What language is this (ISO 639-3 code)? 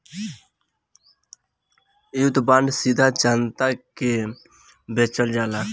bho